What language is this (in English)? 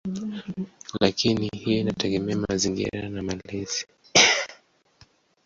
Swahili